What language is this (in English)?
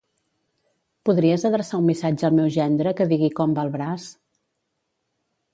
Catalan